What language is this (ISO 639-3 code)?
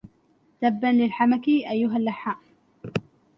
ara